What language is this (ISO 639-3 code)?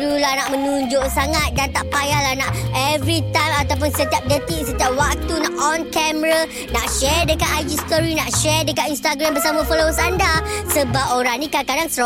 msa